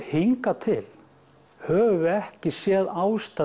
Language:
Icelandic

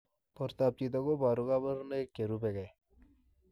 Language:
Kalenjin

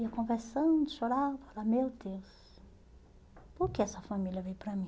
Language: Portuguese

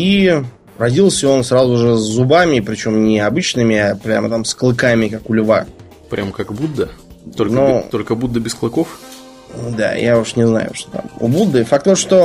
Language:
Russian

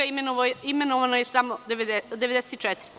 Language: Serbian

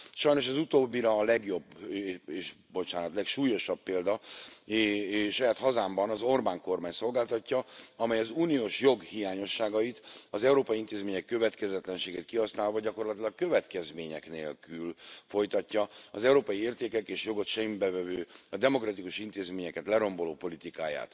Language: Hungarian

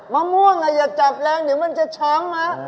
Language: Thai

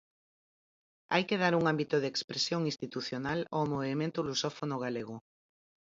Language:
Galician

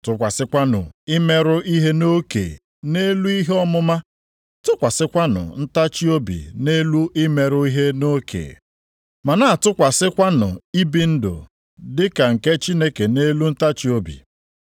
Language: Igbo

